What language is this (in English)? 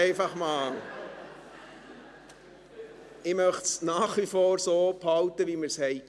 Swiss German